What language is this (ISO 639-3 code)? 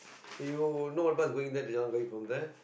eng